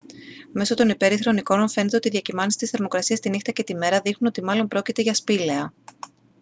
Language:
Greek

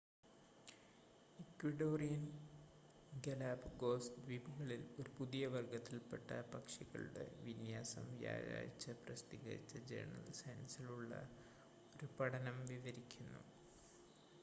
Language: Malayalam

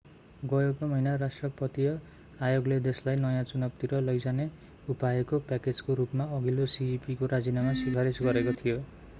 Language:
Nepali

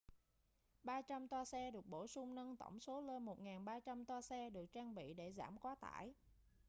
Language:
Vietnamese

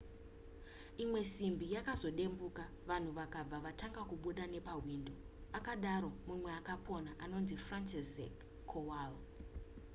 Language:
Shona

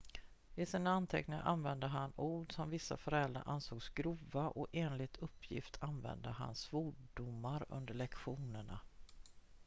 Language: Swedish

